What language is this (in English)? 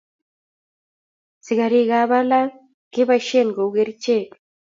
Kalenjin